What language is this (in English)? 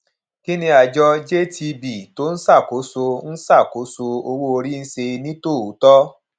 Yoruba